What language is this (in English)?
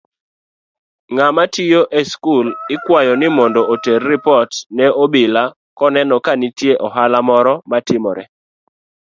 Luo (Kenya and Tanzania)